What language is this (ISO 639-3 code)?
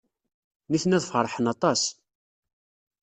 kab